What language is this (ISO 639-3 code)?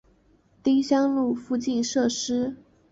zho